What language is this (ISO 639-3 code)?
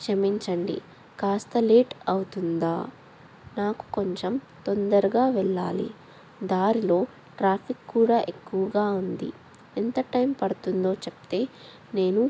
tel